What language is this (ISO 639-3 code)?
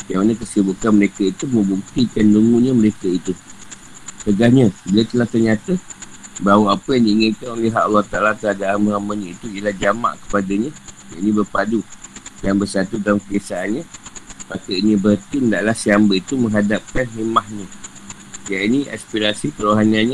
msa